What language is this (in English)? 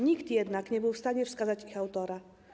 Polish